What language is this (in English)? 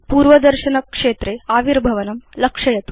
Sanskrit